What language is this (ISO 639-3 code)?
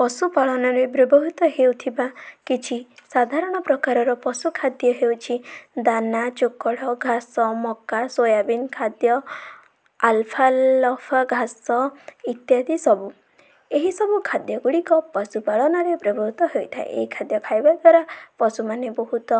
ori